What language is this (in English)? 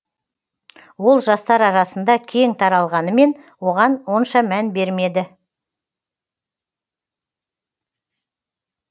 Kazakh